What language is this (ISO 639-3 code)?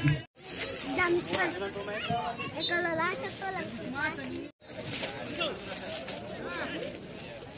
ind